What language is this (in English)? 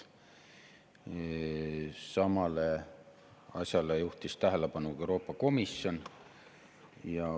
Estonian